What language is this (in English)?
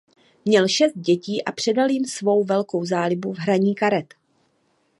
Czech